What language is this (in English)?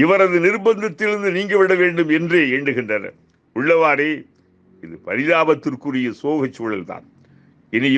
Indonesian